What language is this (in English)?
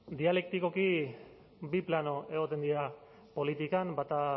Basque